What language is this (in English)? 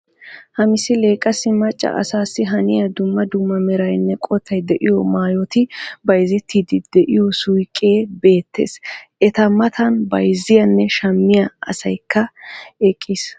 Wolaytta